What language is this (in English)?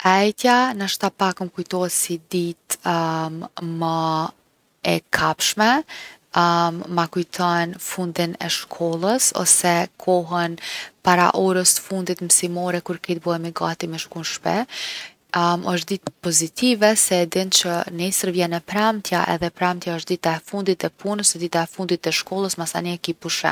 Gheg Albanian